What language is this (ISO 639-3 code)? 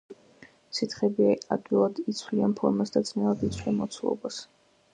kat